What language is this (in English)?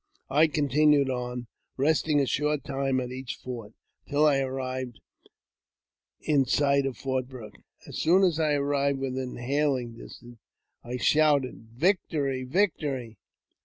English